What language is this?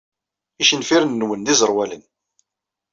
Kabyle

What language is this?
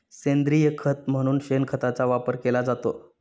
Marathi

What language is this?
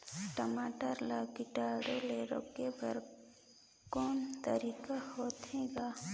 Chhattisgarhi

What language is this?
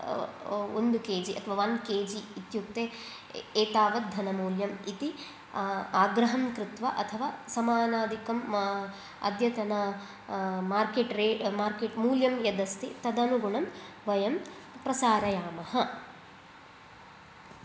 Sanskrit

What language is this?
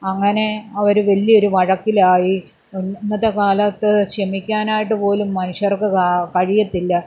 Malayalam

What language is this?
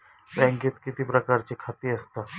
Marathi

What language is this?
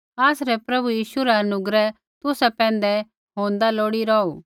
Kullu Pahari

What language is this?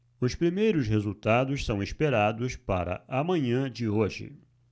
Portuguese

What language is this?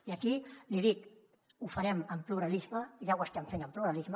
Catalan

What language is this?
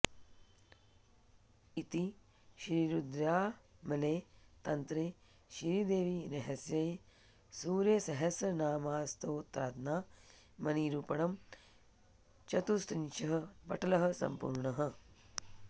Sanskrit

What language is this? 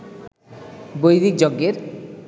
Bangla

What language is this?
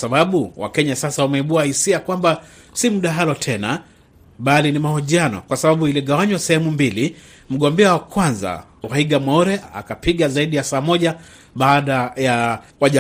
Swahili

